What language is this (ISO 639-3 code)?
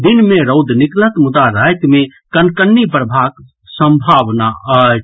mai